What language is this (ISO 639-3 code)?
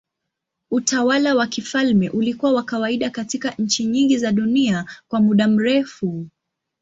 swa